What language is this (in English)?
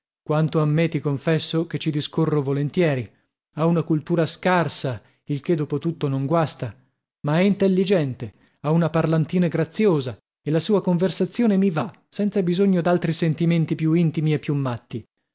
Italian